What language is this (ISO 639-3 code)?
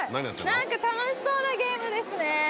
jpn